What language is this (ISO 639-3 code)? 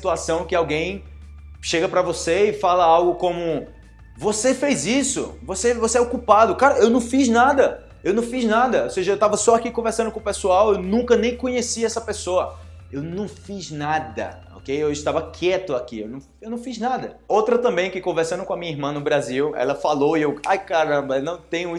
por